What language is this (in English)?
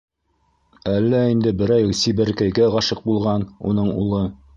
Bashkir